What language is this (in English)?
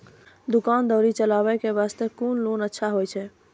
Maithili